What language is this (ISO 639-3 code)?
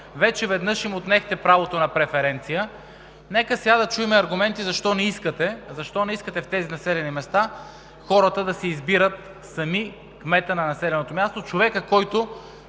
bul